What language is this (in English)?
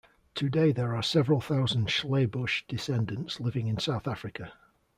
English